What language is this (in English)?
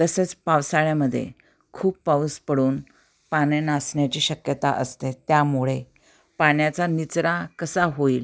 Marathi